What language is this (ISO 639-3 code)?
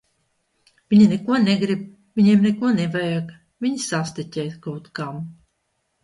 lav